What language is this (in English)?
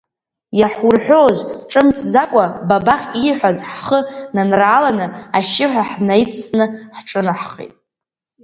Abkhazian